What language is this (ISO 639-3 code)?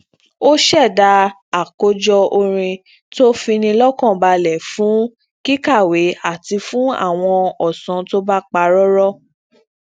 yor